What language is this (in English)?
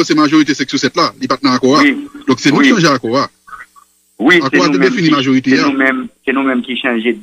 French